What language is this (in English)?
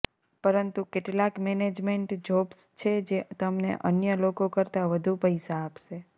Gujarati